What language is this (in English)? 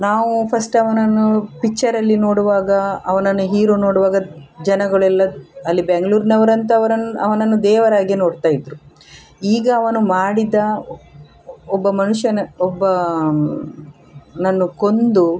Kannada